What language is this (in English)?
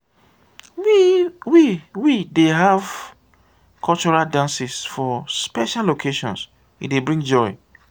Nigerian Pidgin